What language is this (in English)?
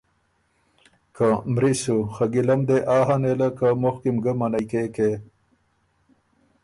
Ormuri